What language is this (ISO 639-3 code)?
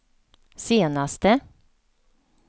swe